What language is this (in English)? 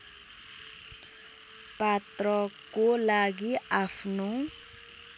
Nepali